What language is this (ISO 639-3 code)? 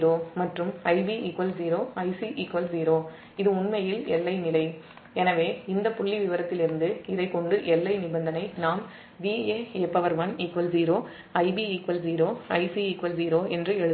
tam